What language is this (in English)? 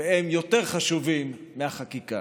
Hebrew